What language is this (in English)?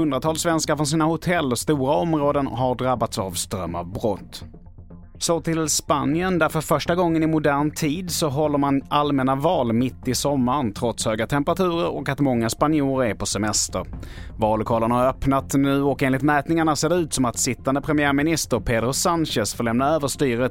Swedish